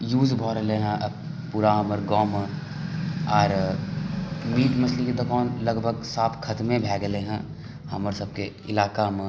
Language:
Maithili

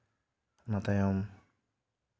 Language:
Santali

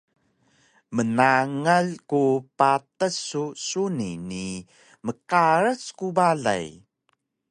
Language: Taroko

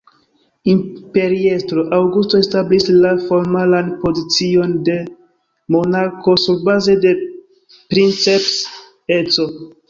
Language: Esperanto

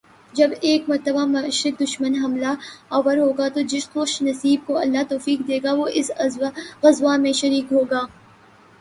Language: Urdu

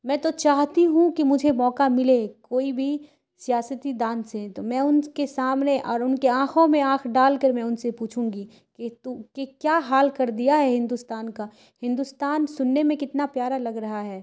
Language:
Urdu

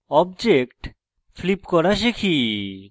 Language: Bangla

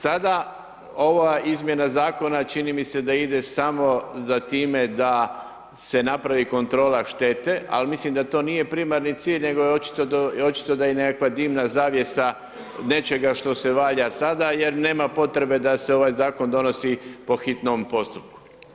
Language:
Croatian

